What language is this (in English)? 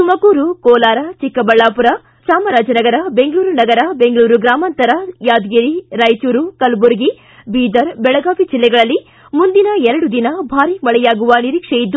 Kannada